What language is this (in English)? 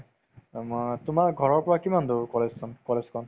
Assamese